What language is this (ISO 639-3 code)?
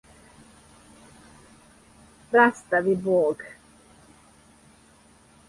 srp